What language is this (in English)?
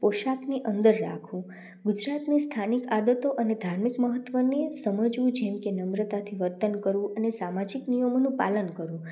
Gujarati